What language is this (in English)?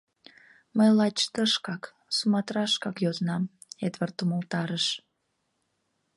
Mari